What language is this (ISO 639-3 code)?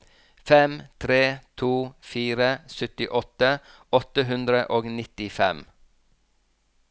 nor